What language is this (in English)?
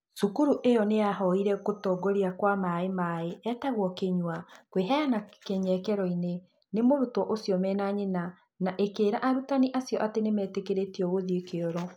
Kikuyu